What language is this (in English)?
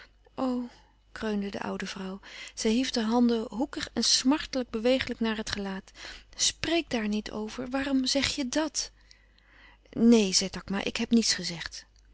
Dutch